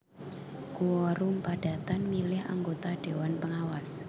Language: Javanese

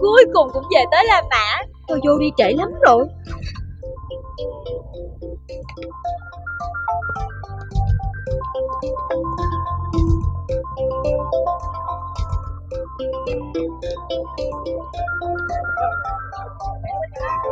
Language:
Vietnamese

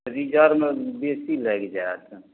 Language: Maithili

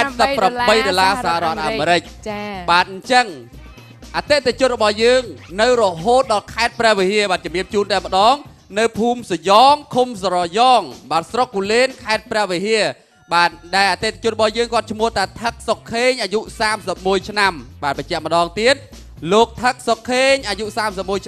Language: Thai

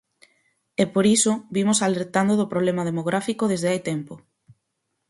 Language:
Galician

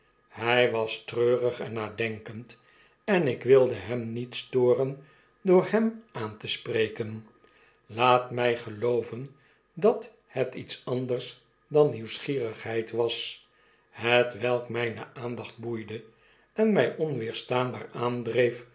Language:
Dutch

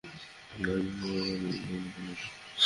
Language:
Bangla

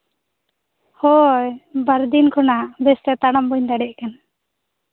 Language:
Santali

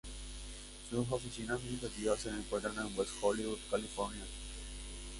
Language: Spanish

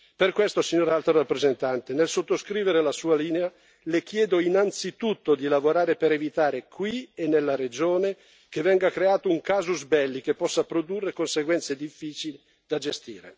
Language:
Italian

